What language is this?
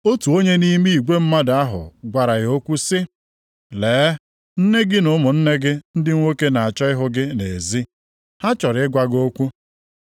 Igbo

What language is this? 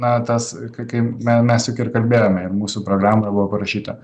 Lithuanian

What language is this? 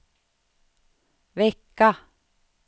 Swedish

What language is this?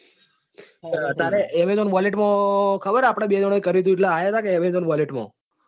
Gujarati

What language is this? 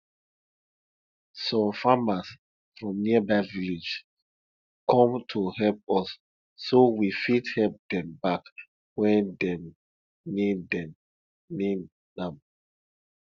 Nigerian Pidgin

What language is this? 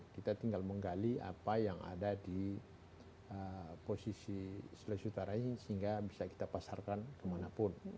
Indonesian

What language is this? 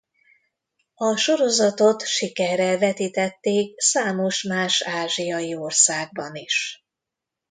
Hungarian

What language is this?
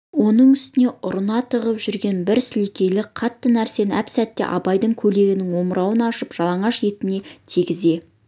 Kazakh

